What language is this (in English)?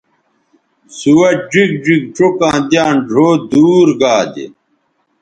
Bateri